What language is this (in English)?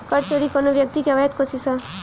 Bhojpuri